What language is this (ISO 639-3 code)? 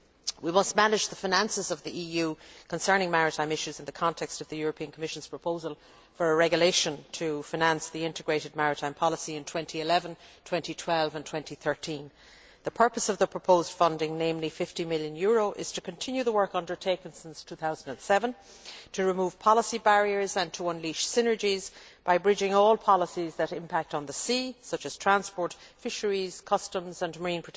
eng